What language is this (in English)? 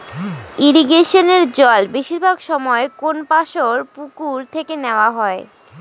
Bangla